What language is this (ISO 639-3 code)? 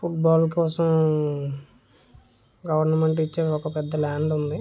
tel